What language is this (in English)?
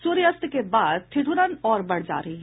Hindi